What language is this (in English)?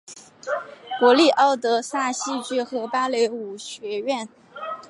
Chinese